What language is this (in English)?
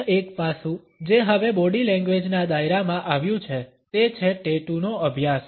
Gujarati